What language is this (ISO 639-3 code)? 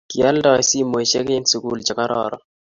kln